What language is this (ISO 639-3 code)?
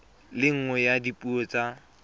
tsn